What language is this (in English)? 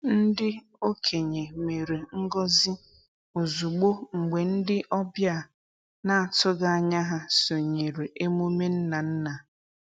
Igbo